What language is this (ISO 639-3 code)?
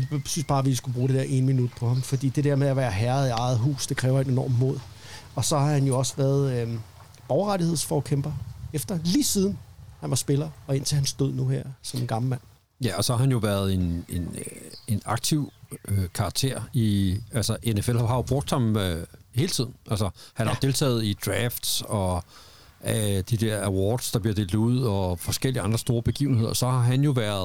dan